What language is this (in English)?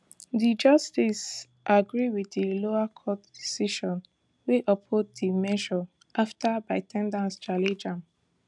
Nigerian Pidgin